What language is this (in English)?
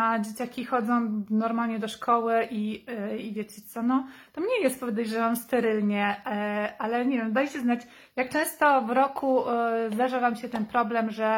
Polish